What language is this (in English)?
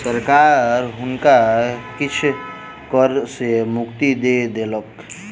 Maithili